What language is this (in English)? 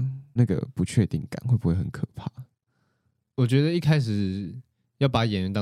Chinese